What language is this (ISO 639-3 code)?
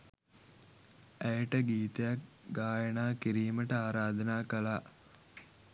sin